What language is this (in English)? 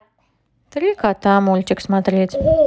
Russian